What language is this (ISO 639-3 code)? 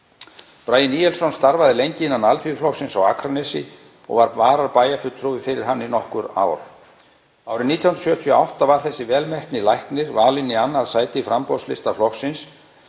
isl